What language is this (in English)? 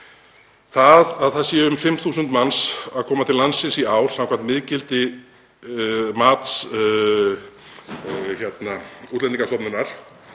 Icelandic